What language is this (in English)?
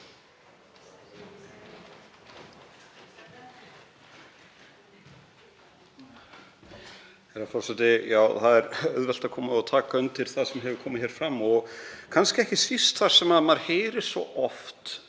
Icelandic